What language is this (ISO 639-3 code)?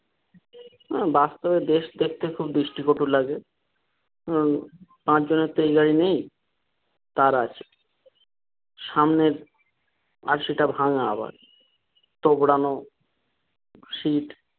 ben